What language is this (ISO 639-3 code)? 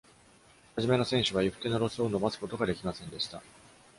jpn